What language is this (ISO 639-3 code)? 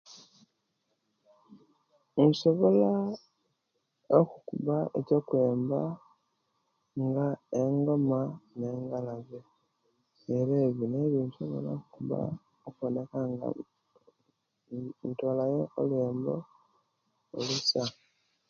lke